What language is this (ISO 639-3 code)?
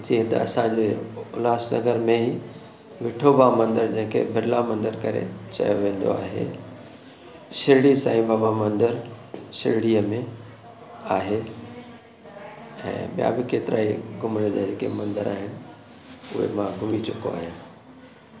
snd